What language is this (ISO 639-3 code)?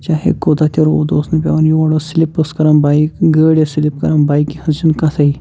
kas